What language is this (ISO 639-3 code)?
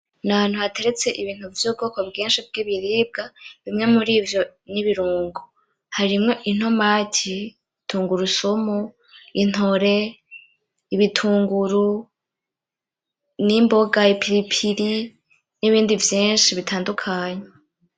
run